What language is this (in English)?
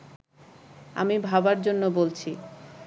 Bangla